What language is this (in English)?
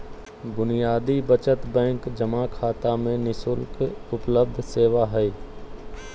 Magahi